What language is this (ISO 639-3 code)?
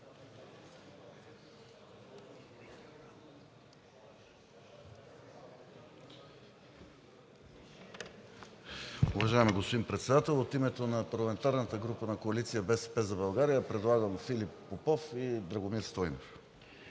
bul